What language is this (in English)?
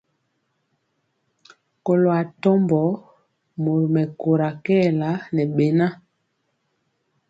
Mpiemo